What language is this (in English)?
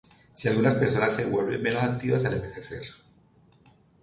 Spanish